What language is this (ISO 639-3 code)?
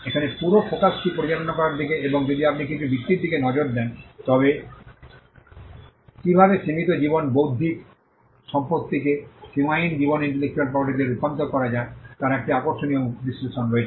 ben